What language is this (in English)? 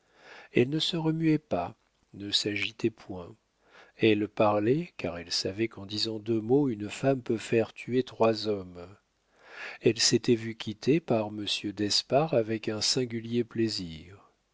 French